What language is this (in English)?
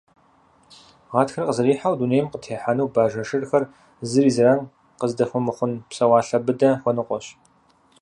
Kabardian